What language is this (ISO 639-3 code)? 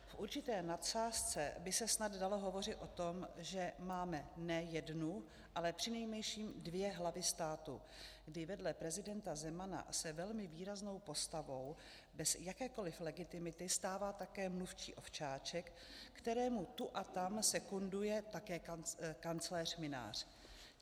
ces